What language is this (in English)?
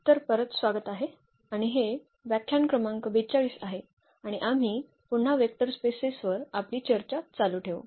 Marathi